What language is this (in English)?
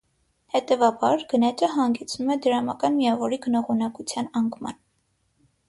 Armenian